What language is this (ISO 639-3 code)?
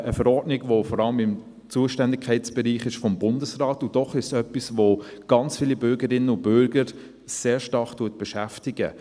gsw